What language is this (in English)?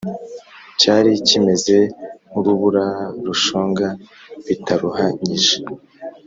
Kinyarwanda